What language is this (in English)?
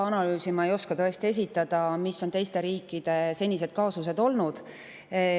Estonian